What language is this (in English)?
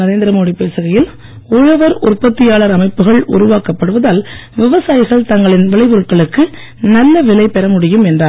Tamil